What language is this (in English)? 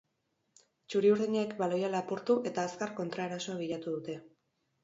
Basque